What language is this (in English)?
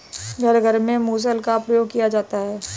Hindi